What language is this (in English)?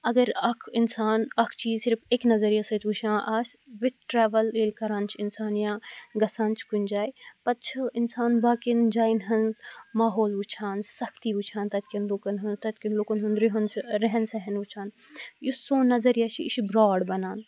Kashmiri